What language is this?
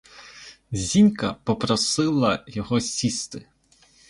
Ukrainian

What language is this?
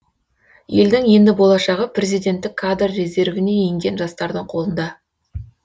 Kazakh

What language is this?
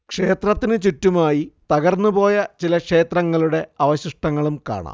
Malayalam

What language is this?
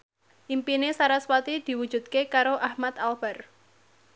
Javanese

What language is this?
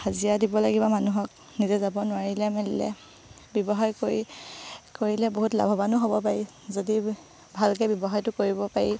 Assamese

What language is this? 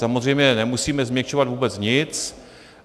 Czech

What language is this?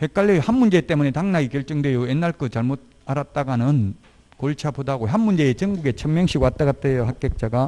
Korean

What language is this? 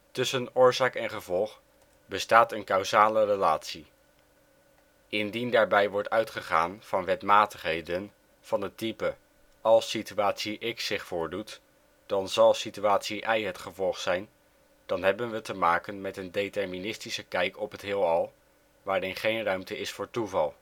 Dutch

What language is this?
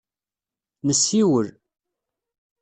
Kabyle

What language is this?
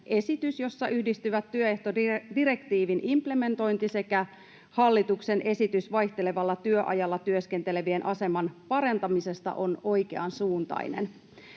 Finnish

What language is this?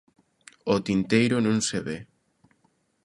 Galician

